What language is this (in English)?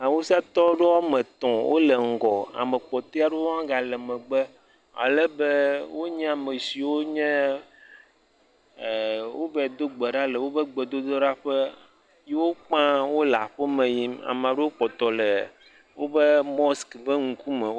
Ewe